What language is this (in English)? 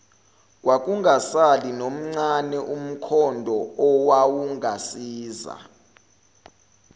Zulu